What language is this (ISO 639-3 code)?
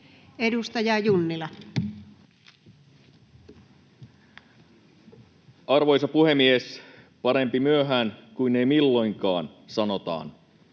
fin